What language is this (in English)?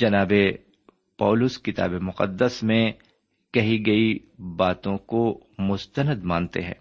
Urdu